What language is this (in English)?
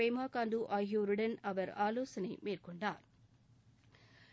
Tamil